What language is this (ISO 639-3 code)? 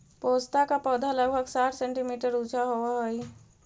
mag